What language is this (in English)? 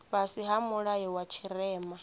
Venda